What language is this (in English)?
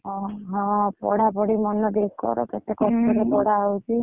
Odia